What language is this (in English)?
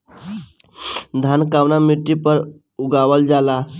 Bhojpuri